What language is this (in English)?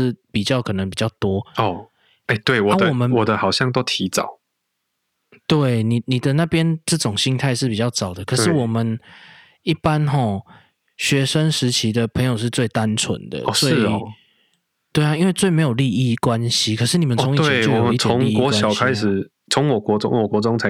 Chinese